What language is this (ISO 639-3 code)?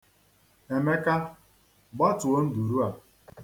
ibo